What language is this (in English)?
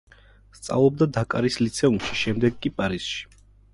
Georgian